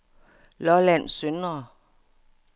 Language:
Danish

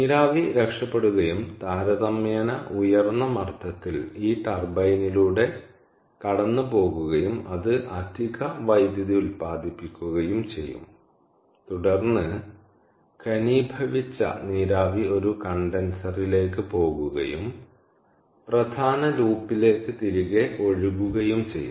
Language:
Malayalam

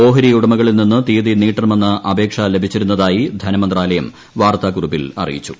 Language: Malayalam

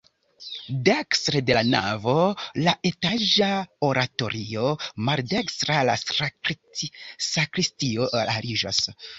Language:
Esperanto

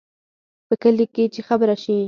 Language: Pashto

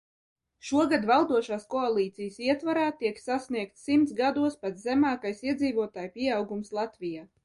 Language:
Latvian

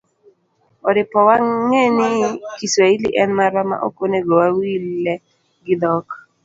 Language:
Luo (Kenya and Tanzania)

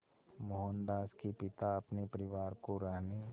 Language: Hindi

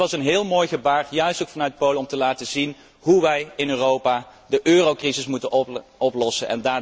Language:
Dutch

